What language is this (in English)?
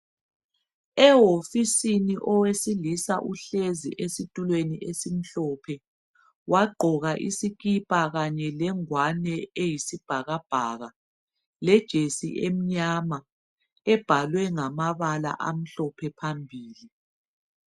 North Ndebele